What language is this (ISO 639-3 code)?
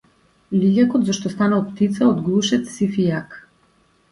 mkd